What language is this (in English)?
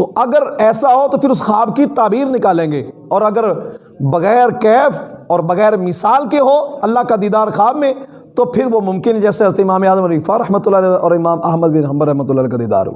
Urdu